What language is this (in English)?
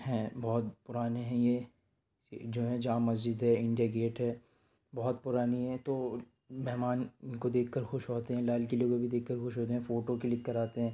Urdu